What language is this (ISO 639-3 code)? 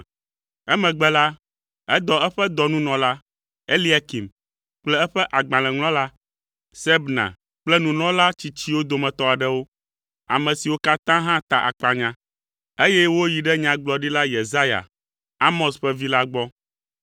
ewe